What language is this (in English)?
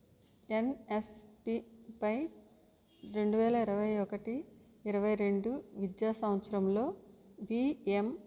Telugu